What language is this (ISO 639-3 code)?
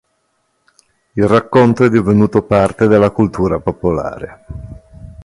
ita